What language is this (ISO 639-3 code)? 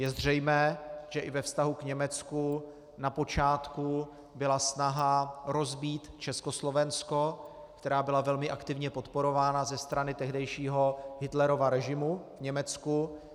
ces